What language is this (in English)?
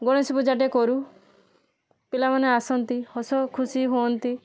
Odia